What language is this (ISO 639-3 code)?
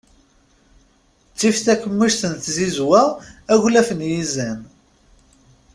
kab